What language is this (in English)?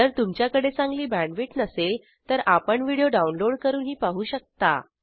Marathi